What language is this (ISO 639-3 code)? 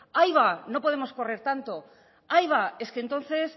spa